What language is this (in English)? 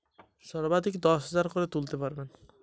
Bangla